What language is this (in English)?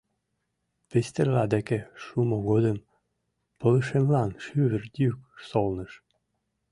Mari